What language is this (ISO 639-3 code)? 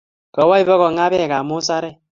kln